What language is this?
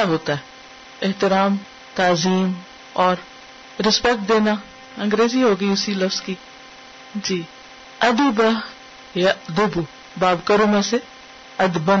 Urdu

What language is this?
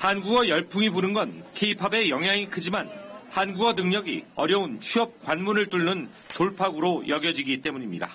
Korean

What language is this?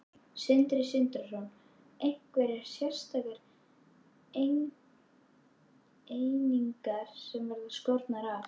Icelandic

